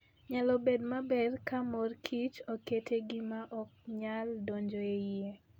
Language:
Luo (Kenya and Tanzania)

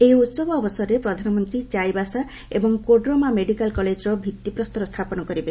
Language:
Odia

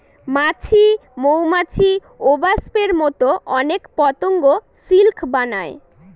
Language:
Bangla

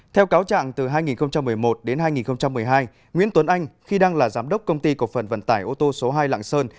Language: Vietnamese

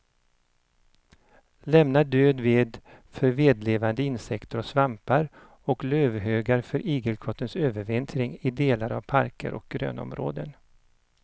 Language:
Swedish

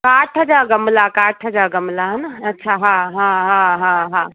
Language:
Sindhi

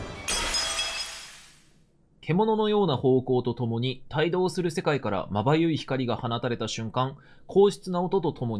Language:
Japanese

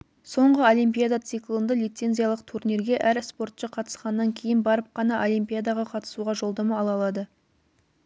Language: Kazakh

